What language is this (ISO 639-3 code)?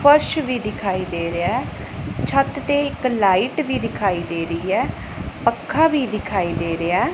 pan